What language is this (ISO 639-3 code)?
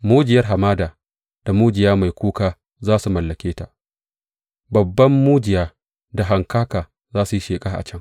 hau